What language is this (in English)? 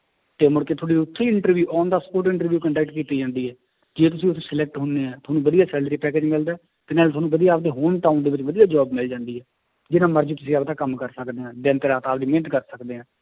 Punjabi